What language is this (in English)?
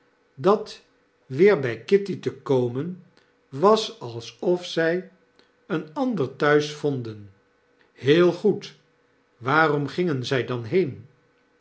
Dutch